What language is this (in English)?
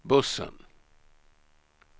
Swedish